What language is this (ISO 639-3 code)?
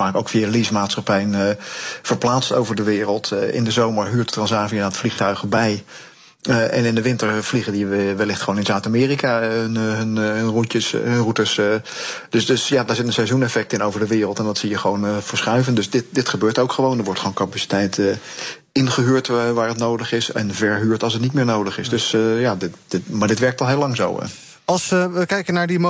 nld